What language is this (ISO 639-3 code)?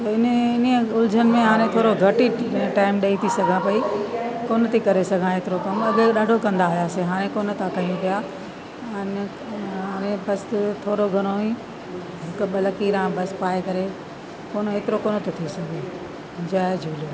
snd